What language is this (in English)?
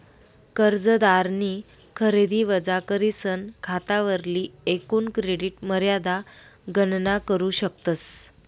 Marathi